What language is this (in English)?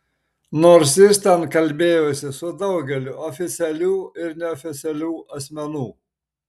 Lithuanian